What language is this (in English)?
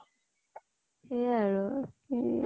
Assamese